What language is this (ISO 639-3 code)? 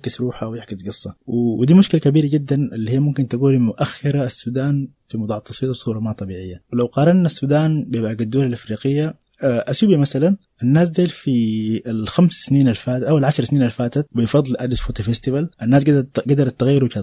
ara